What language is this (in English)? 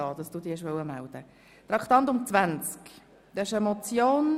Swiss German